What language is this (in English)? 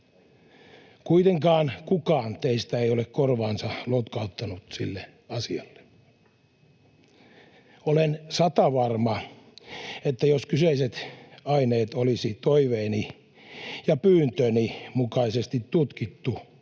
Finnish